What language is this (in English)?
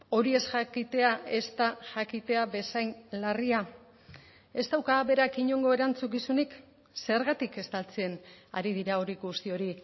Basque